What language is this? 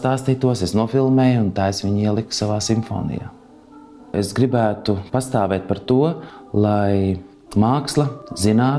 Portuguese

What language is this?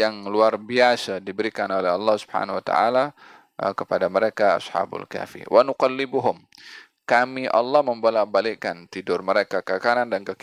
Malay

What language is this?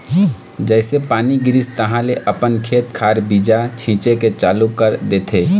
Chhattisgarhi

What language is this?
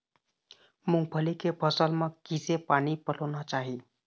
Chhattisgarhi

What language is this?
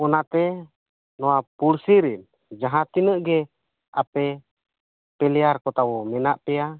Santali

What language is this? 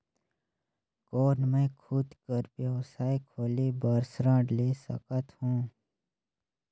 Chhattisgarhi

